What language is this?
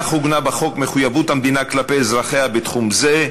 Hebrew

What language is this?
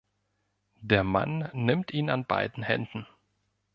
German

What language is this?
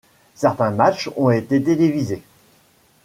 French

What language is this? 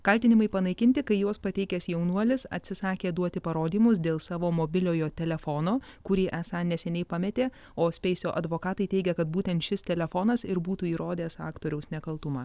Lithuanian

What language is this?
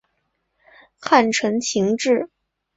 Chinese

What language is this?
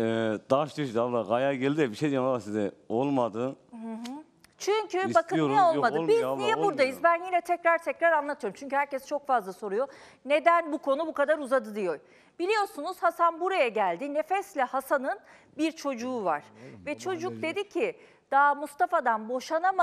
Turkish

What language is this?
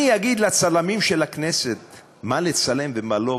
Hebrew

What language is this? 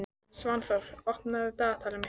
Icelandic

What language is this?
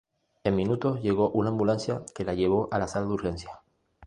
Spanish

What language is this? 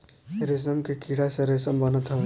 Bhojpuri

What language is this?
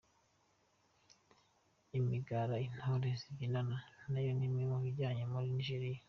Kinyarwanda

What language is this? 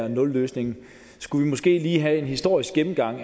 Danish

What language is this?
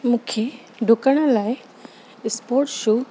Sindhi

